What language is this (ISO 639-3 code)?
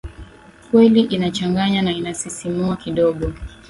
swa